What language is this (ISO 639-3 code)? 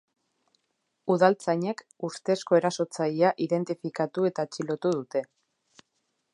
eus